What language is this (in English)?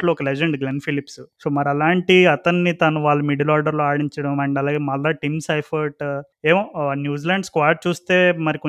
Telugu